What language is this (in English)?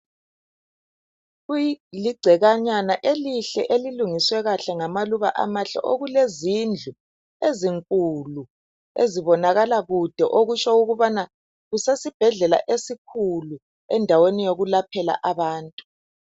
North Ndebele